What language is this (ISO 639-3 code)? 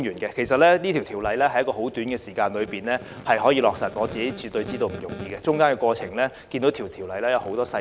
yue